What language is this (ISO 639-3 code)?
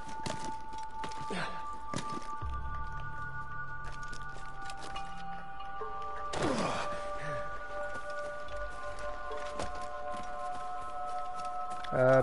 fra